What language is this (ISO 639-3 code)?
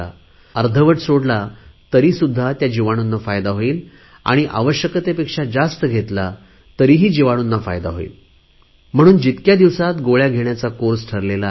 mar